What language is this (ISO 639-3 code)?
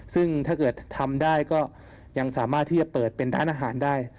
tha